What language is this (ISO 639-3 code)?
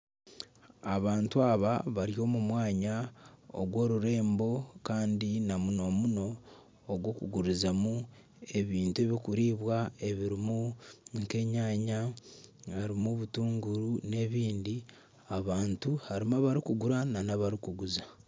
nyn